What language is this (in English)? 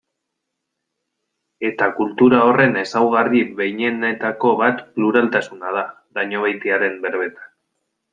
Basque